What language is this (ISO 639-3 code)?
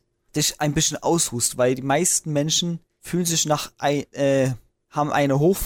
deu